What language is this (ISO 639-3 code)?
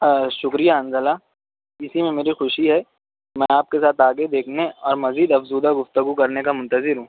urd